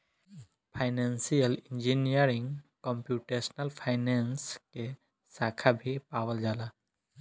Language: Bhojpuri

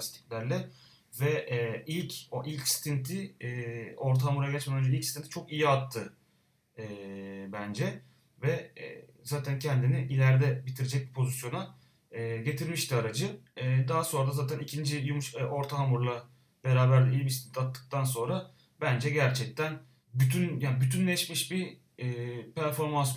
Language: Turkish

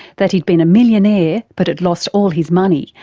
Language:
English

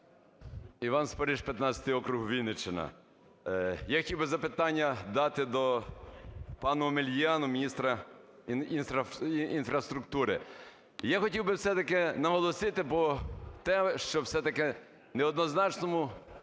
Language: Ukrainian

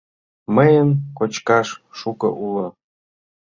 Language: Mari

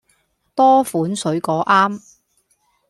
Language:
Cantonese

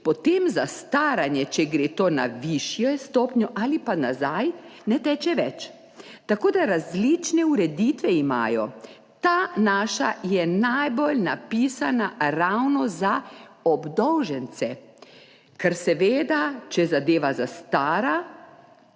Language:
Slovenian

